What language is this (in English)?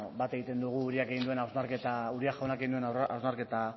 Basque